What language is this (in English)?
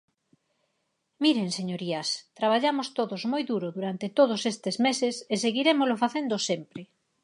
Galician